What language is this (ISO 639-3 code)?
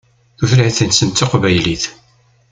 kab